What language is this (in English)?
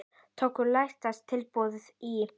Icelandic